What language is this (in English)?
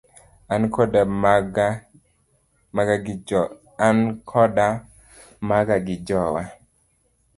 Luo (Kenya and Tanzania)